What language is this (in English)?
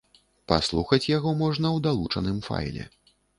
Belarusian